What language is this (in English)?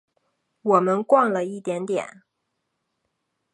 Chinese